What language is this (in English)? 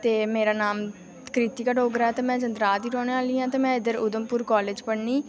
Dogri